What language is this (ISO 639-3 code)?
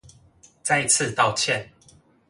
zho